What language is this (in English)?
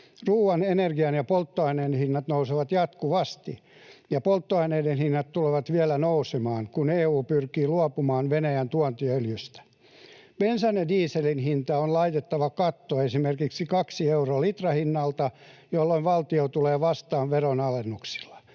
Finnish